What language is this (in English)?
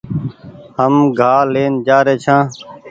Goaria